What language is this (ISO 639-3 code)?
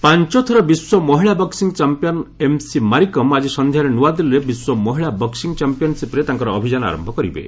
ori